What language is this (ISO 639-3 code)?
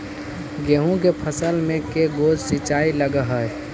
mag